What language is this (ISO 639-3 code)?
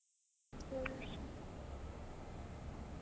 kan